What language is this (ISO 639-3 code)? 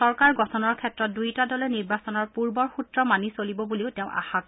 asm